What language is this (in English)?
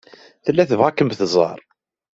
Kabyle